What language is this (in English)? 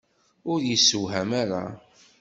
Kabyle